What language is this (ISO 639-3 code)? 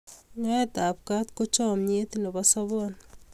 kln